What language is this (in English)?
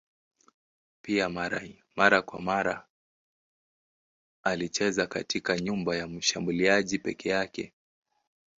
Swahili